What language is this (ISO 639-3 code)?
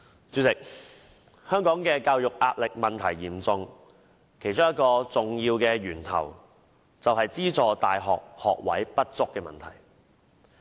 yue